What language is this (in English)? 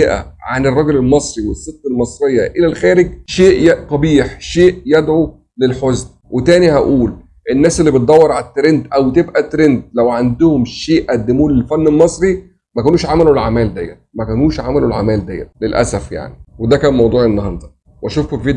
Arabic